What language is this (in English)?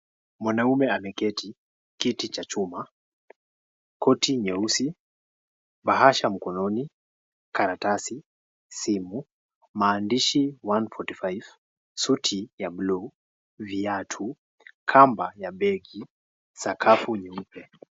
Swahili